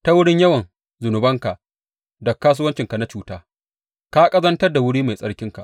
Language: Hausa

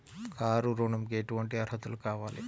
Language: Telugu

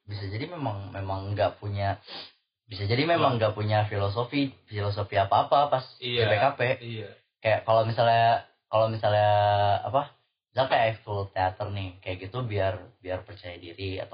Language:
Indonesian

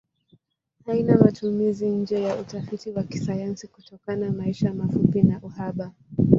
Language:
Swahili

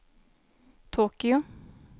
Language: Swedish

